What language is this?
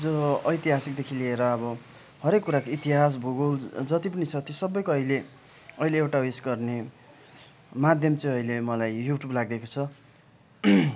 Nepali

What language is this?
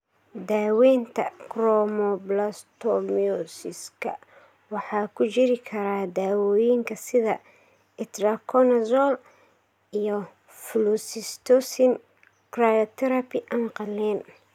Somali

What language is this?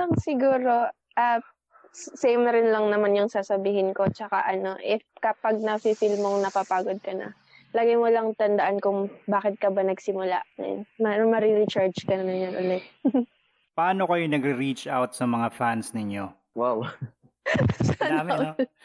Filipino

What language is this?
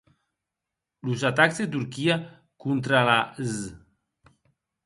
Occitan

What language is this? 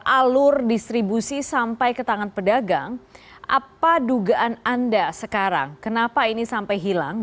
Indonesian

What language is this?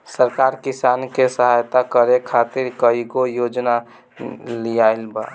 Bhojpuri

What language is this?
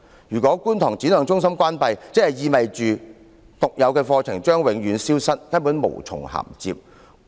Cantonese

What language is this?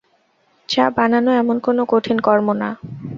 Bangla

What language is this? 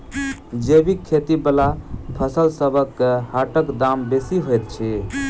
Maithili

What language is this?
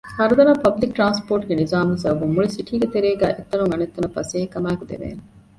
Divehi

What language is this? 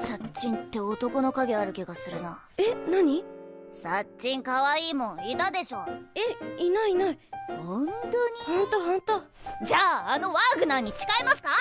Japanese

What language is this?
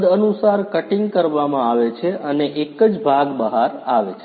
Gujarati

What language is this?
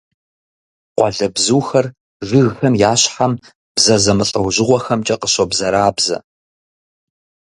Kabardian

